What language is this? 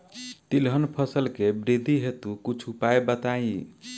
Bhojpuri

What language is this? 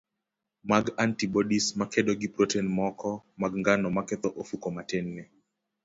Luo (Kenya and Tanzania)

